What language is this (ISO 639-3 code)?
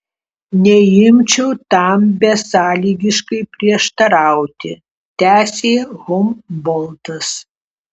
lit